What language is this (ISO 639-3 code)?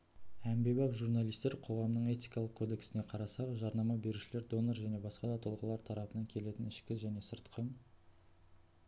kaz